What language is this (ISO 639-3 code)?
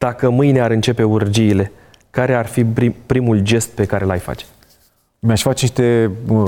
ron